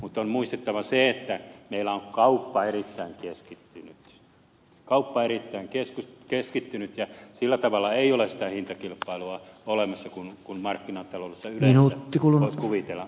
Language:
Finnish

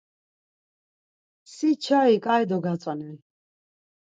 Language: Laz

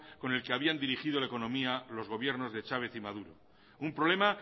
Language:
Spanish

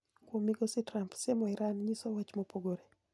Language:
Luo (Kenya and Tanzania)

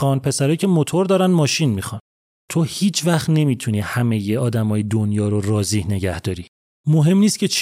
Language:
Persian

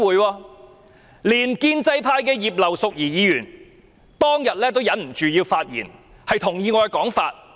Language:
Cantonese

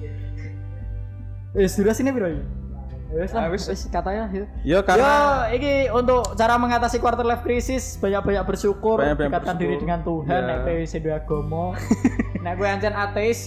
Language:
Indonesian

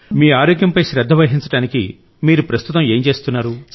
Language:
Telugu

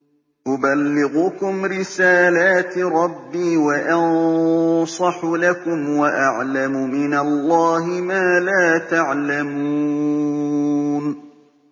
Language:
Arabic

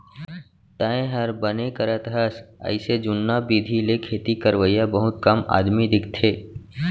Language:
Chhattisgarhi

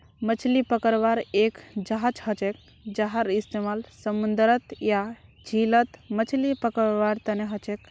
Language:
Magahi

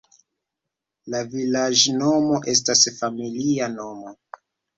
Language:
Esperanto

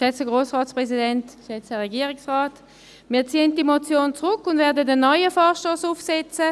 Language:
Swiss German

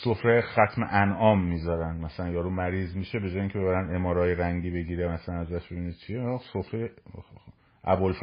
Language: Persian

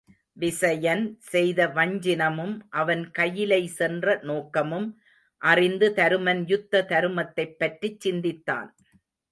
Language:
Tamil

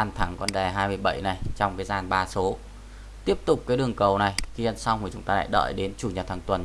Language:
Vietnamese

